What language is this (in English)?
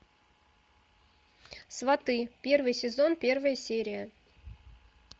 Russian